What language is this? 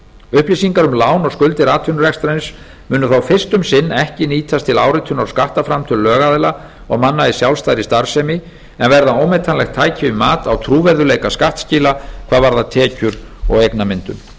Icelandic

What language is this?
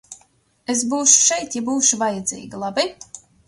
Latvian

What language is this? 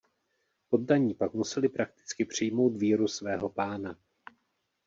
Czech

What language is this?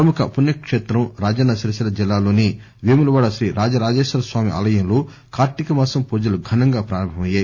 Telugu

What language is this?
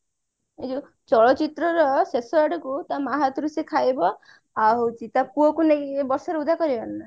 Odia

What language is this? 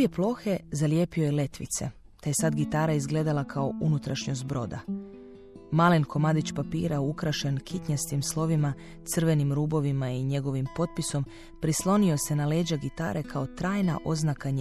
Croatian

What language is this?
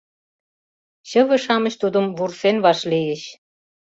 Mari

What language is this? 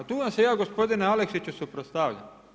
Croatian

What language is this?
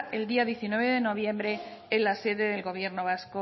Spanish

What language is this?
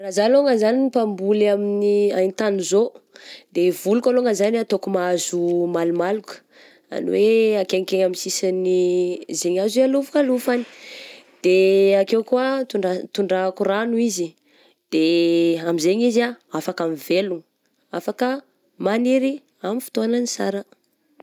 Southern Betsimisaraka Malagasy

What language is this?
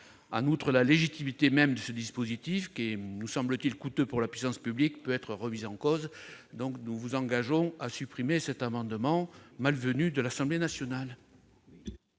French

